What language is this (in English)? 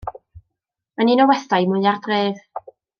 Welsh